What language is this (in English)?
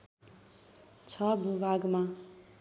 Nepali